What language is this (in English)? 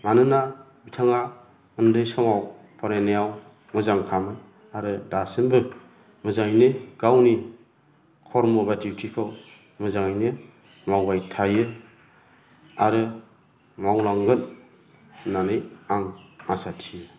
Bodo